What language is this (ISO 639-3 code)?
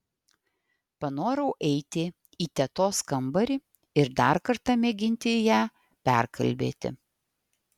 lit